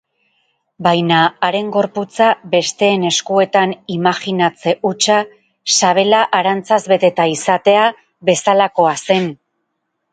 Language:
Basque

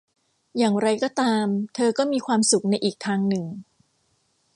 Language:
Thai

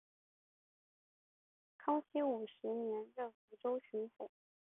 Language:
Chinese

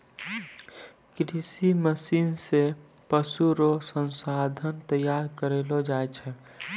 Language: Maithili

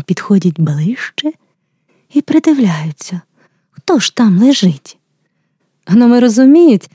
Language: Ukrainian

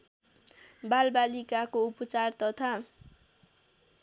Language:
Nepali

